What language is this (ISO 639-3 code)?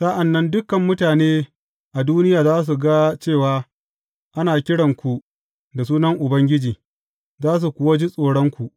hau